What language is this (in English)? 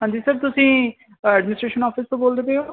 Punjabi